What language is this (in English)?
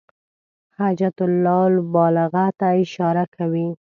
Pashto